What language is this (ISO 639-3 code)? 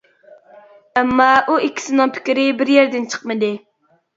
uig